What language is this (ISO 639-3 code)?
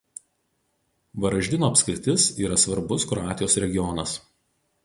lit